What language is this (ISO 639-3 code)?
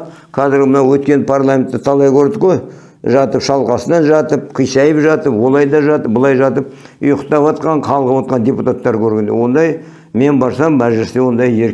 tur